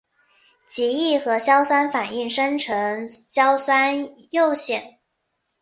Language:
Chinese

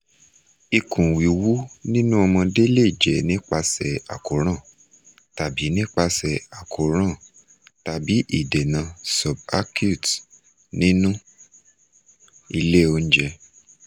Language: Yoruba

